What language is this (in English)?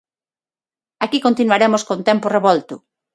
Galician